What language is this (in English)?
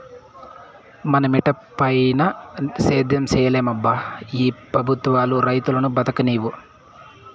Telugu